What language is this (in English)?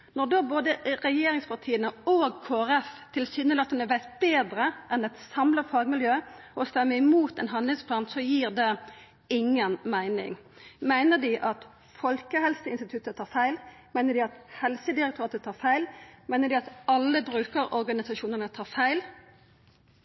Norwegian Nynorsk